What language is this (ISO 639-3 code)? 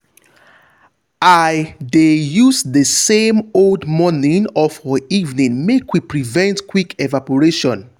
pcm